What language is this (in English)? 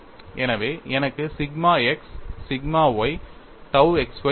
Tamil